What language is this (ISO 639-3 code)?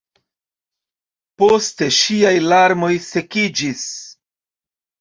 epo